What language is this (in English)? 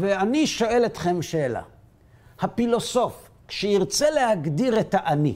Hebrew